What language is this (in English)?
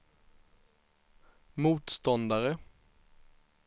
Swedish